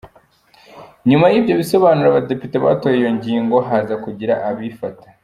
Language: Kinyarwanda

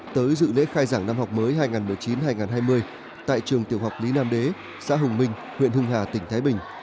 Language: Vietnamese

